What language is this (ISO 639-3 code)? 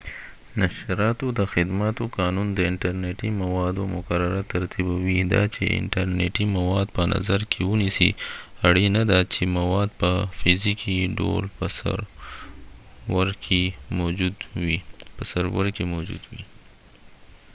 pus